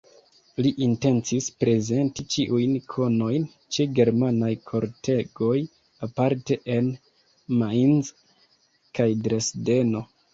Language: Esperanto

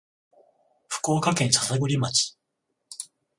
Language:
Japanese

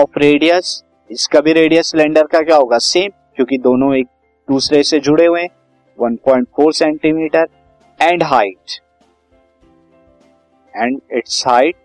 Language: Hindi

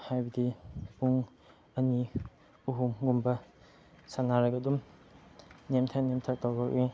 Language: Manipuri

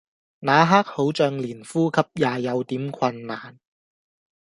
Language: Cantonese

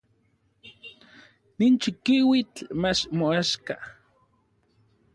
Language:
Orizaba Nahuatl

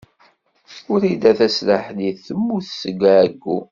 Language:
Kabyle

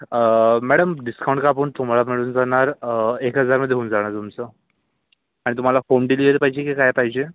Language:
Marathi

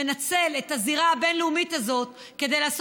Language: Hebrew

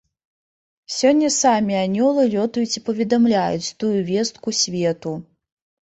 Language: Belarusian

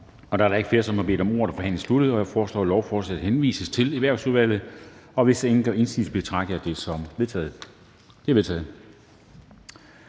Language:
Danish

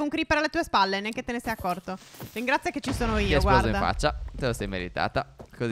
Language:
Italian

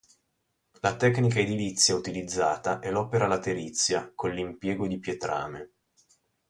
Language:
Italian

